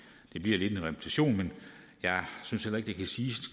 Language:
Danish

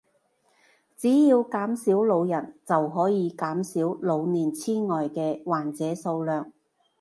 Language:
Cantonese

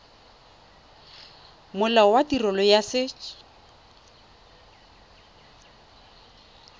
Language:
Tswana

